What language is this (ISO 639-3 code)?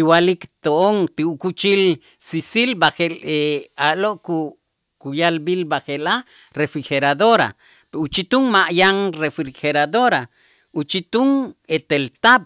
itz